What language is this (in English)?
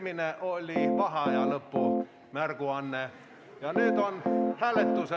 Estonian